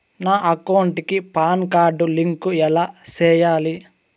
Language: Telugu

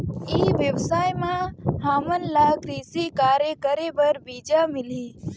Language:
Chhattisgarhi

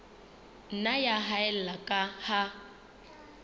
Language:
Southern Sotho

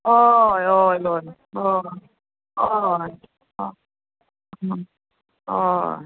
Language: Konkani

